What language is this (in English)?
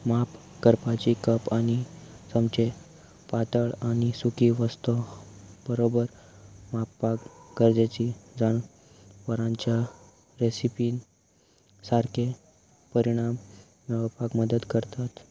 Konkani